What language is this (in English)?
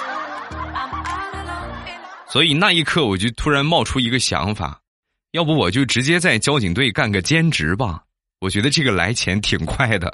Chinese